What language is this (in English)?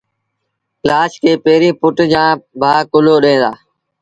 Sindhi Bhil